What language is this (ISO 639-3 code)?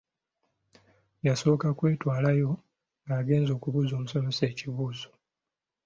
lug